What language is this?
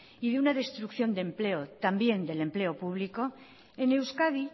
Spanish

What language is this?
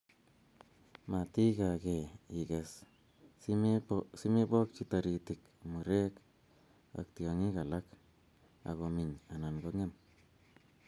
Kalenjin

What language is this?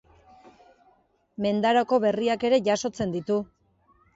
Basque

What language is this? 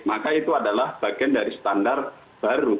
Indonesian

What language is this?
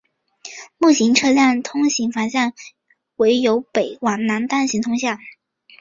Chinese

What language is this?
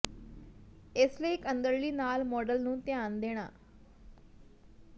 Punjabi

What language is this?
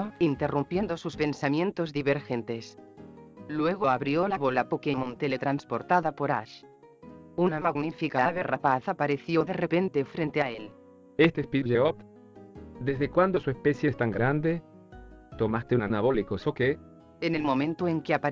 Spanish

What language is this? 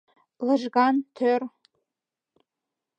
Mari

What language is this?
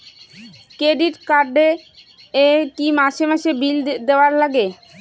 Bangla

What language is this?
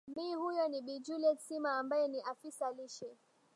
Swahili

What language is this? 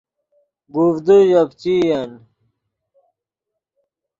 Yidgha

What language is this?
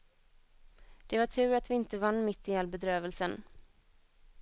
Swedish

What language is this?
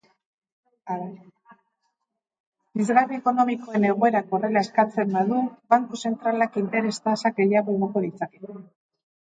Basque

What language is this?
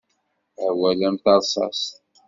Kabyle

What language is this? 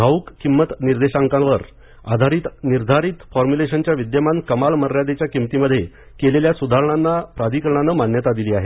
Marathi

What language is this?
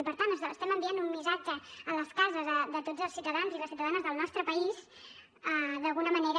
Catalan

